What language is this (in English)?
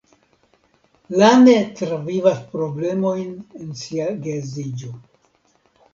Esperanto